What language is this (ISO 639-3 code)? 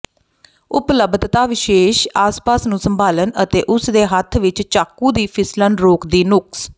pan